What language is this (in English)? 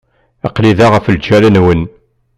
Kabyle